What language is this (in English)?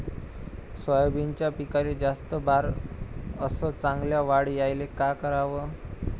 Marathi